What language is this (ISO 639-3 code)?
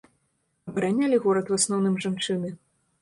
bel